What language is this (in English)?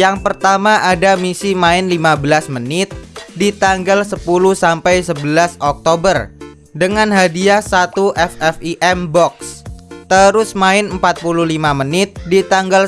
Indonesian